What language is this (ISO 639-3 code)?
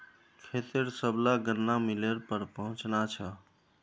mag